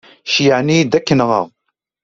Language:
Kabyle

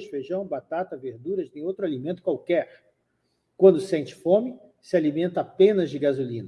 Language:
Portuguese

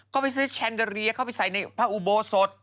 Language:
Thai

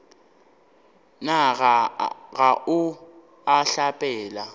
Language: Northern Sotho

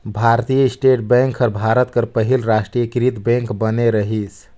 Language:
Chhattisgarhi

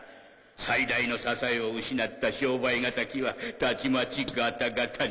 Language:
Japanese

